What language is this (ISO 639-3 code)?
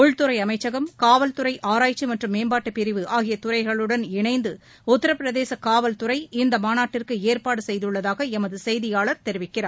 tam